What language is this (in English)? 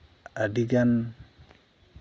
Santali